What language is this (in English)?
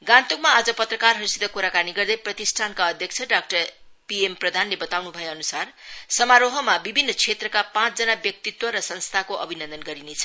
Nepali